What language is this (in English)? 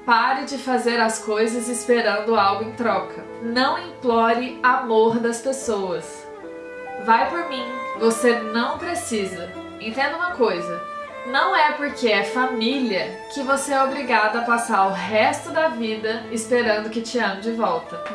Portuguese